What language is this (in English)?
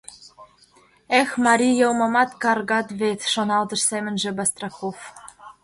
Mari